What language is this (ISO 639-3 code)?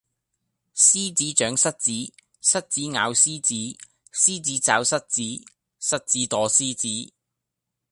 yue